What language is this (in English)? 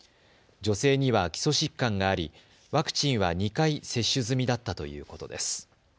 Japanese